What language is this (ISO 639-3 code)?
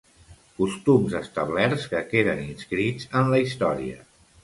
cat